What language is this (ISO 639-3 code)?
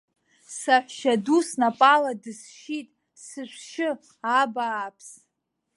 abk